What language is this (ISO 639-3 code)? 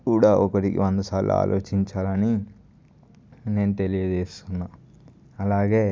tel